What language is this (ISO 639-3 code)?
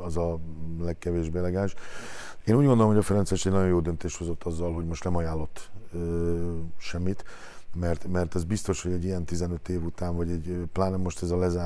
hun